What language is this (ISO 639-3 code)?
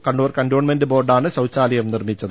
mal